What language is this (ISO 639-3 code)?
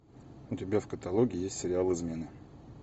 rus